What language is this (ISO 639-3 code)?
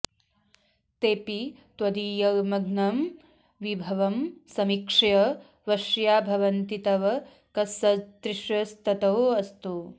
san